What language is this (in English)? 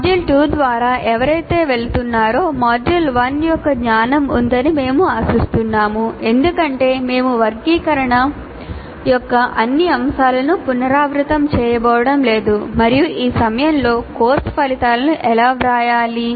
Telugu